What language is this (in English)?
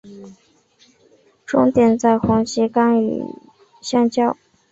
Chinese